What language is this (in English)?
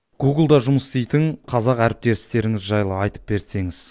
Kazakh